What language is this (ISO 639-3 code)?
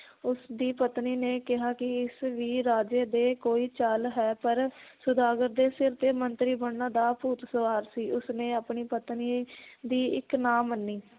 pan